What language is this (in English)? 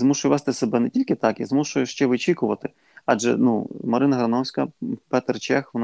Ukrainian